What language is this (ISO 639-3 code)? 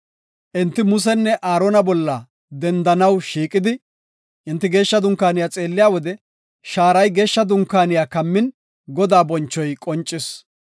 gof